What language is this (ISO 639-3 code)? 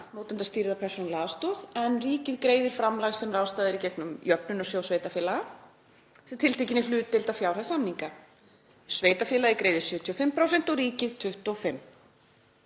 isl